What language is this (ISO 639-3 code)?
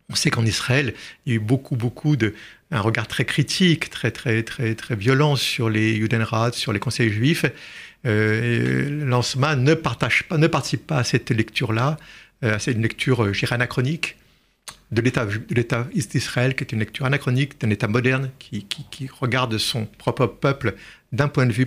fra